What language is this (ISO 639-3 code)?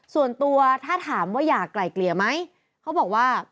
tha